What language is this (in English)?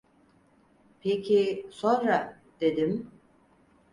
Turkish